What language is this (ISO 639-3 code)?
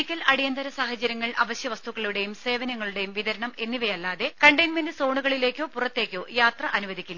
mal